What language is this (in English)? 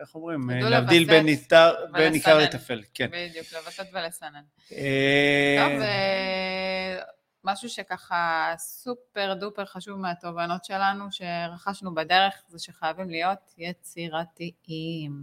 Hebrew